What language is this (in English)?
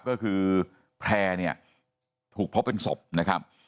Thai